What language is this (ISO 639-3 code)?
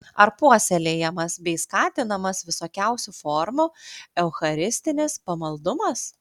lit